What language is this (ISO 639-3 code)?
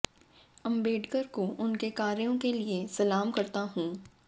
hin